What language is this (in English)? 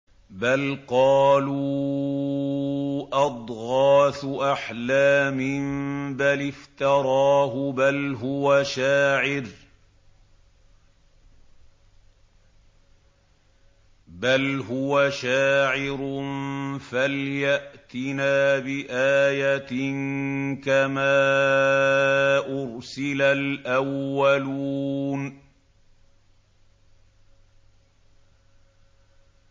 Arabic